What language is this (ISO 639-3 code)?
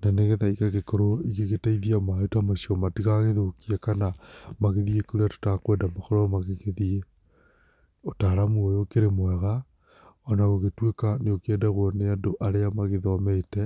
kik